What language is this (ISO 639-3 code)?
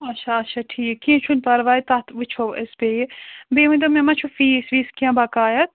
kas